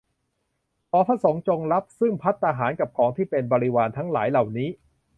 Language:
Thai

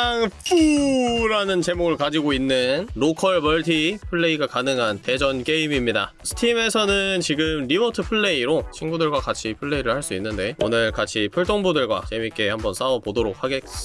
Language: Korean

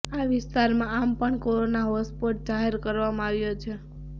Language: Gujarati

